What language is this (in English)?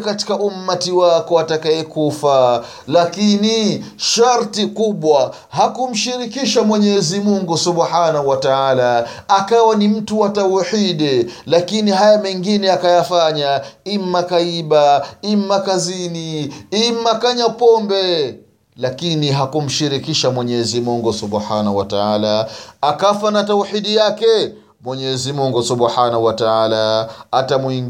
Swahili